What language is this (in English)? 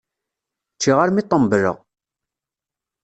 Kabyle